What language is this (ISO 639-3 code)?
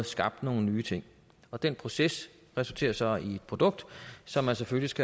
dan